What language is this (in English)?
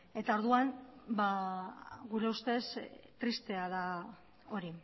Basque